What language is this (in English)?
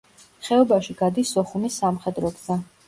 Georgian